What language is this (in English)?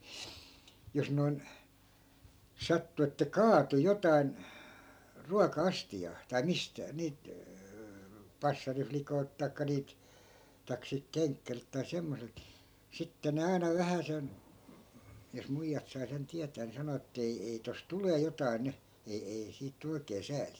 Finnish